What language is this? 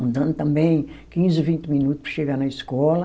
Portuguese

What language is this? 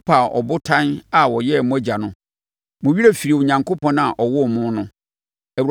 Akan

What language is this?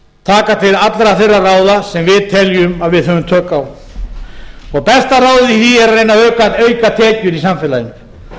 Icelandic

